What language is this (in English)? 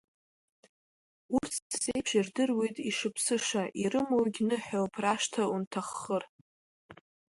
Abkhazian